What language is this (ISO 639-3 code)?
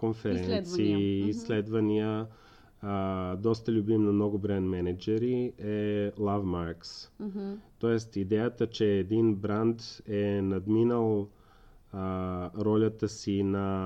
bul